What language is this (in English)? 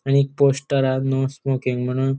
Konkani